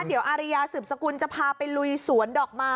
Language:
Thai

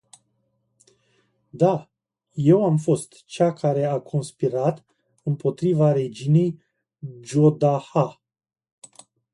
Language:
Romanian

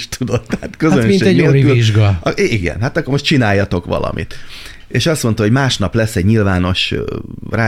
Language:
Hungarian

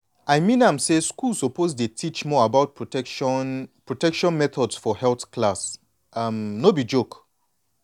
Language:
Nigerian Pidgin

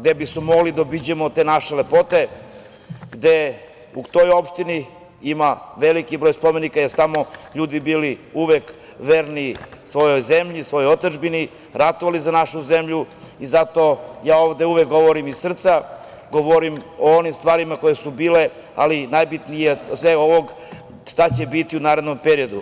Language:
Serbian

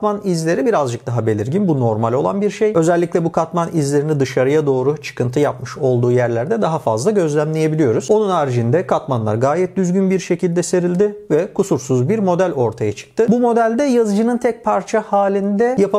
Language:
Turkish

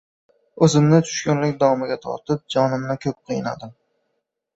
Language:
Uzbek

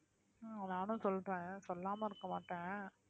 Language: Tamil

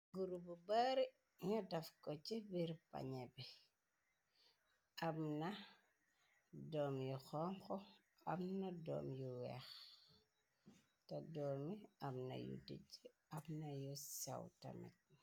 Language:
Wolof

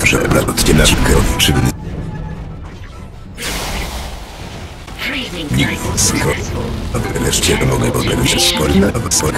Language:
Polish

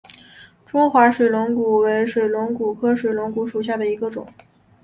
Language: Chinese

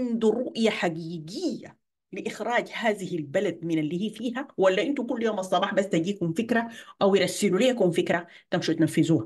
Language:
Arabic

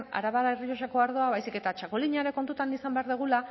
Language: Basque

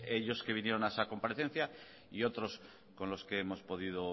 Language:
Spanish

